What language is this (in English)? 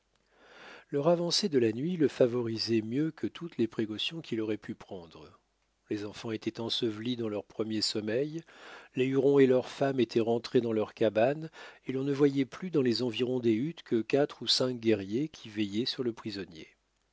French